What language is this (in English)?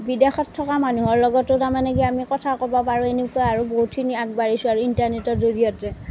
Assamese